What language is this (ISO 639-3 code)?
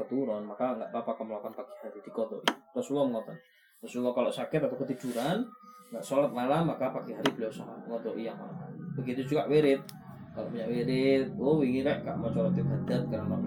msa